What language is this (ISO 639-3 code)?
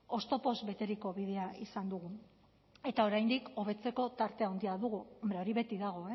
eus